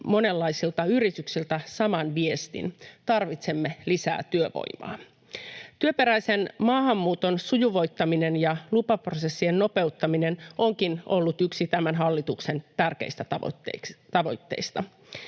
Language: Finnish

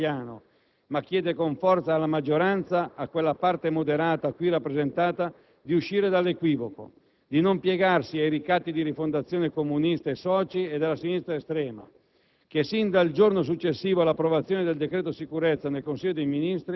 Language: Italian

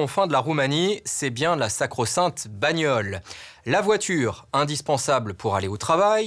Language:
French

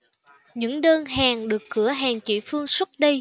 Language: Vietnamese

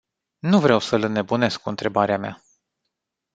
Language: Romanian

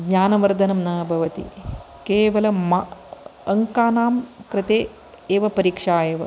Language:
Sanskrit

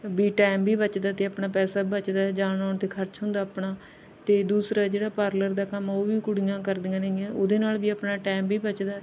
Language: Punjabi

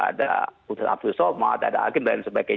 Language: Indonesian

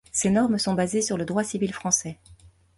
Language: French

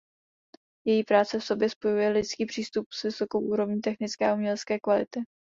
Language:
Czech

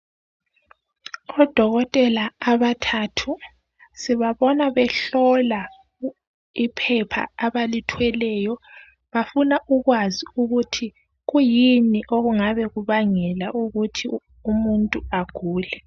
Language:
North Ndebele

